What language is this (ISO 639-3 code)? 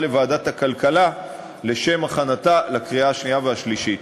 heb